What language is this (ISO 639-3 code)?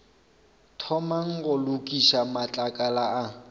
nso